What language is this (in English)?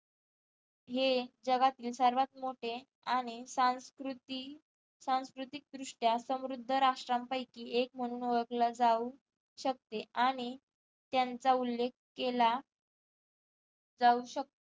Marathi